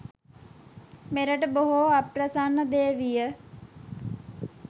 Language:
Sinhala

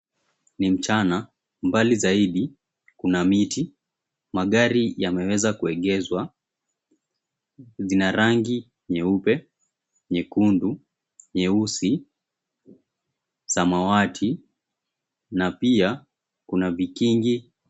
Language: Swahili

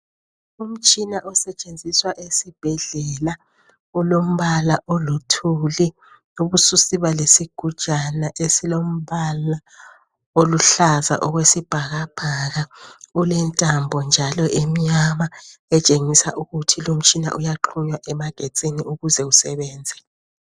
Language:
North Ndebele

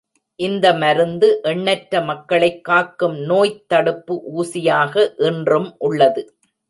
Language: Tamil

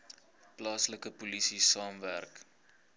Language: Afrikaans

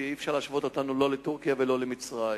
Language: Hebrew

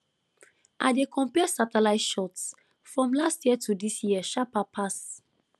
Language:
Nigerian Pidgin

